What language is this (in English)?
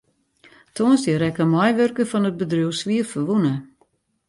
Western Frisian